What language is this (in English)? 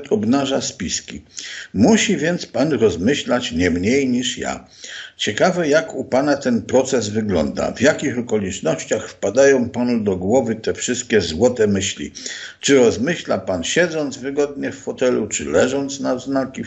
Polish